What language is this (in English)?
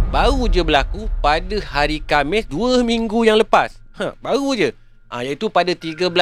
Malay